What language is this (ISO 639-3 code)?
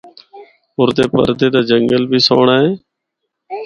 hno